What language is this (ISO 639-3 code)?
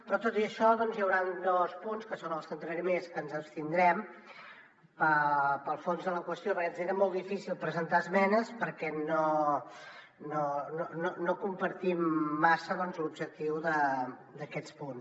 cat